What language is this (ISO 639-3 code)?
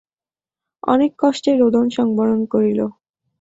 ben